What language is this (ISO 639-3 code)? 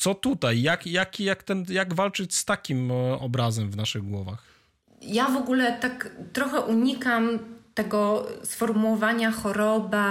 pol